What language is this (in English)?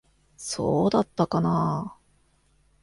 Japanese